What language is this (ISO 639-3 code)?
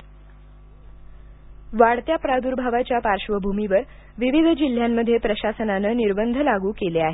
mar